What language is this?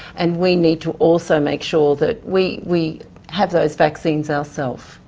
English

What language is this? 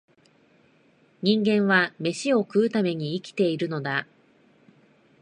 Japanese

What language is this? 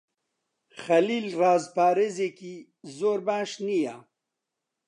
Central Kurdish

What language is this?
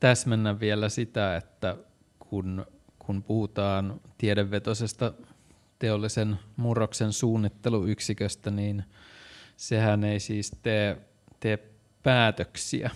Finnish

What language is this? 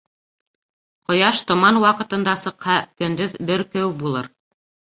Bashkir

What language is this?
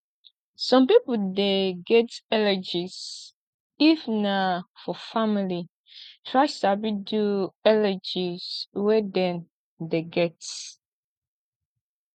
Nigerian Pidgin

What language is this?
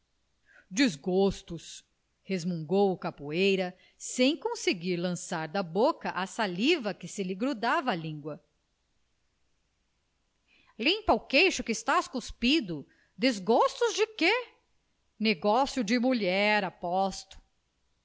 Portuguese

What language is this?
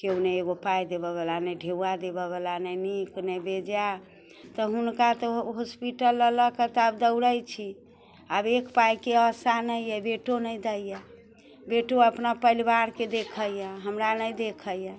Maithili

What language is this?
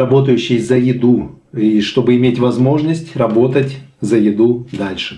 Russian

